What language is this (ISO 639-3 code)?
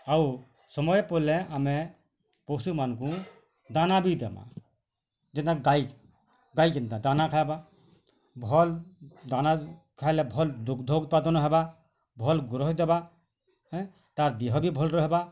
ori